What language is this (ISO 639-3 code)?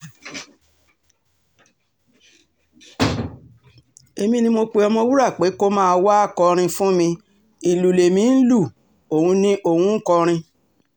yor